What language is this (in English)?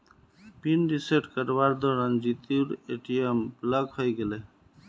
Magahi